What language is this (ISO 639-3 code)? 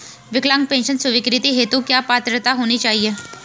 hin